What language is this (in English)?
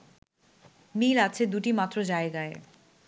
Bangla